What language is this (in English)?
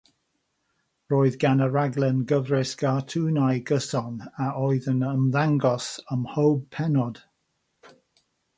Welsh